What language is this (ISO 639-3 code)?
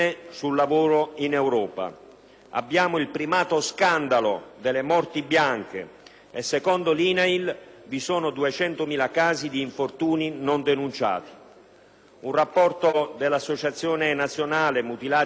ita